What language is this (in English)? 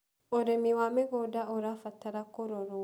Kikuyu